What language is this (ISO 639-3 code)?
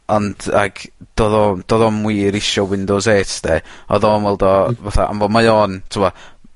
cym